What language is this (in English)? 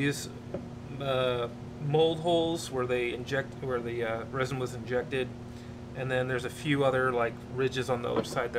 English